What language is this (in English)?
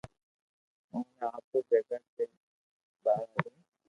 Loarki